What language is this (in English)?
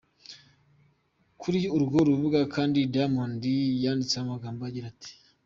Kinyarwanda